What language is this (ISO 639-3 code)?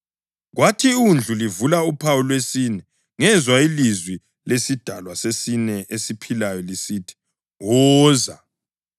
nde